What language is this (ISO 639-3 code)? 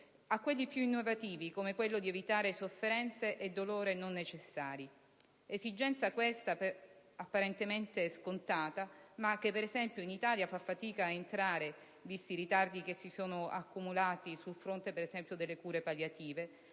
ita